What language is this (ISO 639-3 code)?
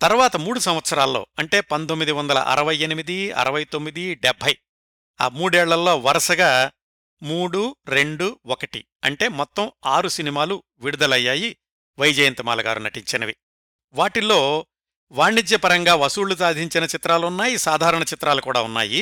tel